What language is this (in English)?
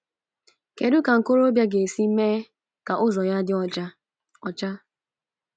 Igbo